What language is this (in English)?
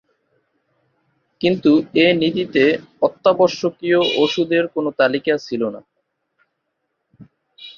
Bangla